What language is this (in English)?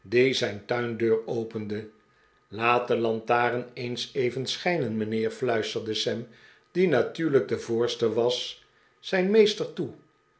Dutch